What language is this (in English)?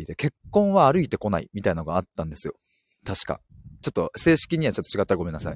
Japanese